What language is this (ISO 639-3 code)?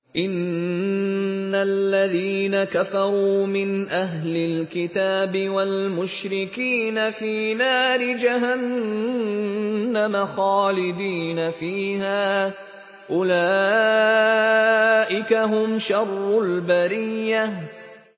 ara